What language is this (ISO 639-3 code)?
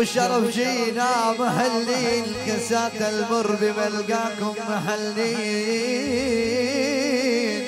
ara